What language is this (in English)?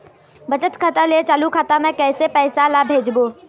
Chhattisgarhi